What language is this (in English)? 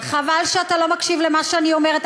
Hebrew